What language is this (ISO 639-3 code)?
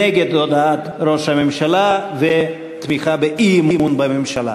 heb